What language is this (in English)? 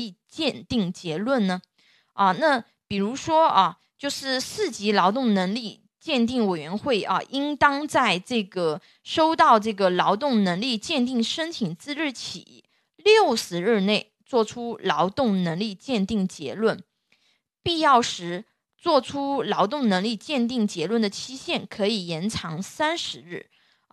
Chinese